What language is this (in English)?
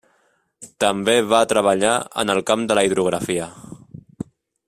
Catalan